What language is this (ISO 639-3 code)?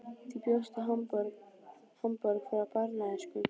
isl